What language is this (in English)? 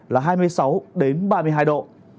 Vietnamese